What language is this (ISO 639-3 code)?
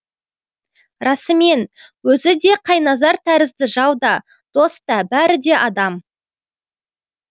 kaz